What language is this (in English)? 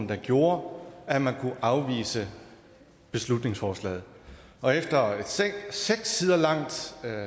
Danish